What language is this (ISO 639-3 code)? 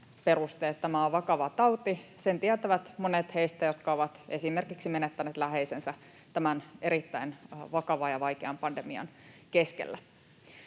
fin